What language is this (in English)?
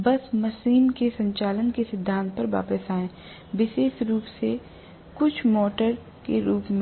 Hindi